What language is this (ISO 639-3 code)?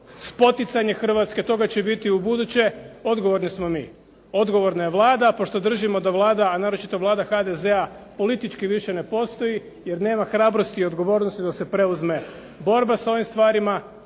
hrv